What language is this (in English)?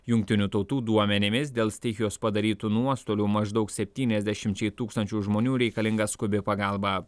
Lithuanian